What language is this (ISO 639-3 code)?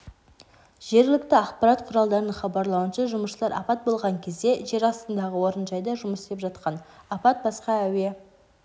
kaz